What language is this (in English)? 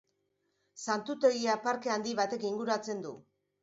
Basque